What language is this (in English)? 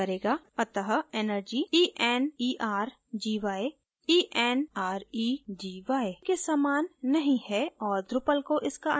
Hindi